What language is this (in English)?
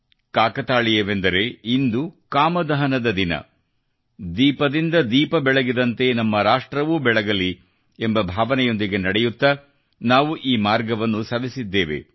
Kannada